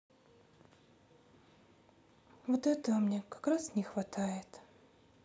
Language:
Russian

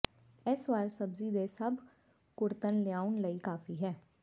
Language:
Punjabi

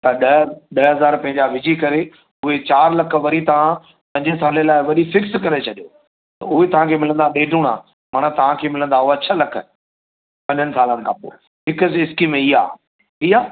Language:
Sindhi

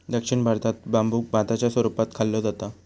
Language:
Marathi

